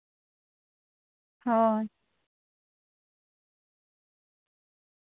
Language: Santali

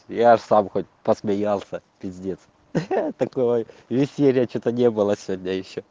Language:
Russian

